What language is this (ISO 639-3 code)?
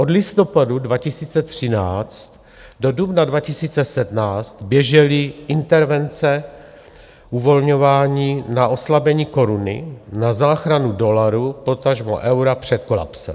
ces